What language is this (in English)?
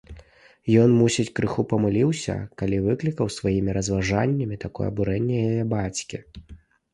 Belarusian